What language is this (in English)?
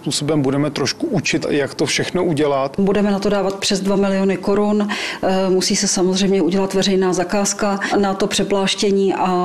Czech